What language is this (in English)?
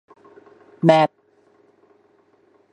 Thai